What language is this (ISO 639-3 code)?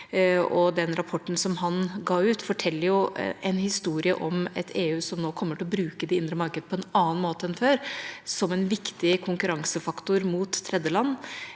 nor